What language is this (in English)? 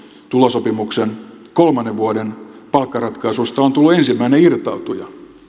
Finnish